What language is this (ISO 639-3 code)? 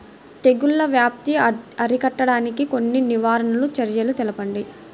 tel